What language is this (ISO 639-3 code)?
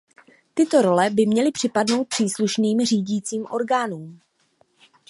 ces